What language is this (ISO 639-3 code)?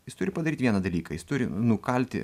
lit